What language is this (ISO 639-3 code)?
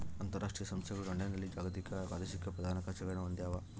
kan